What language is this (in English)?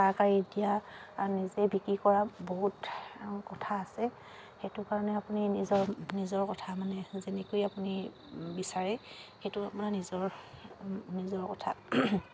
Assamese